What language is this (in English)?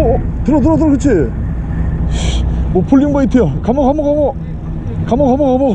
Korean